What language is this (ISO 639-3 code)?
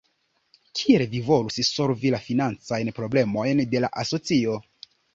epo